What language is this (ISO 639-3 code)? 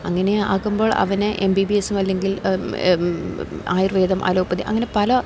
mal